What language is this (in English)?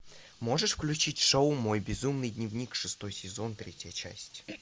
Russian